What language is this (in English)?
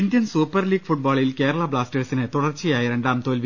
Malayalam